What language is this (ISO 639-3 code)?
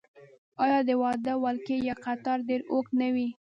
pus